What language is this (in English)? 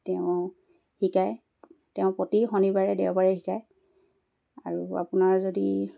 Assamese